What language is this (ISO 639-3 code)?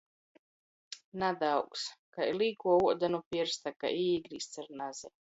ltg